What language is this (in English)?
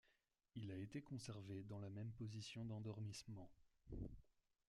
French